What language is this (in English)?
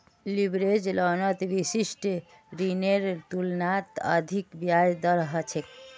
Magahi